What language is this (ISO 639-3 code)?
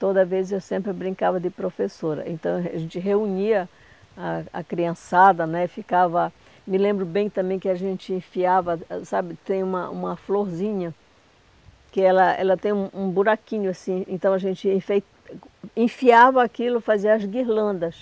por